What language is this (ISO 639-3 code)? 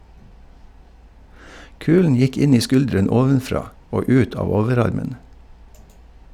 nor